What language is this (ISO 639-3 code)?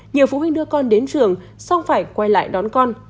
vie